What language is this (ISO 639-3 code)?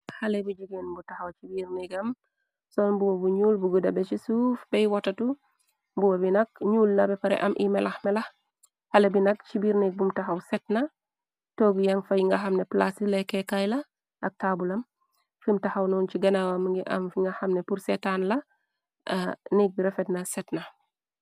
wol